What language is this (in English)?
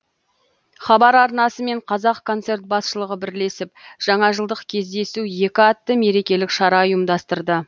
Kazakh